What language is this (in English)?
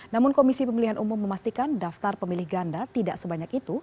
Indonesian